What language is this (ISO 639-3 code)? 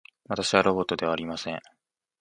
jpn